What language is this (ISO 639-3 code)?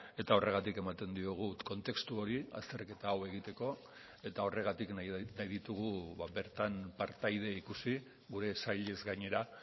eus